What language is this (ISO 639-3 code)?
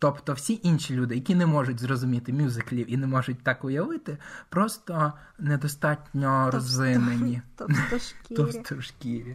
ukr